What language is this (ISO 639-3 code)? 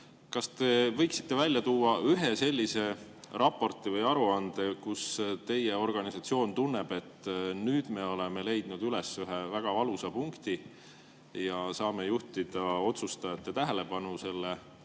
est